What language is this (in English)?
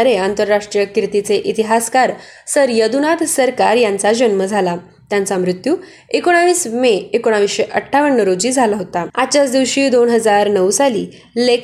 Marathi